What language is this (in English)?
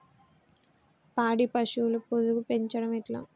Telugu